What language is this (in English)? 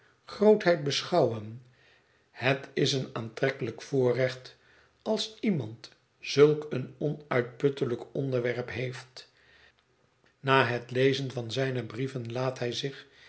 Dutch